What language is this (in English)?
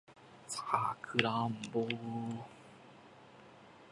Japanese